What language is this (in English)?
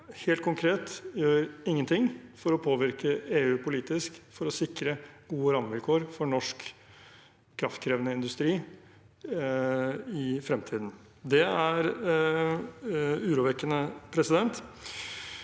Norwegian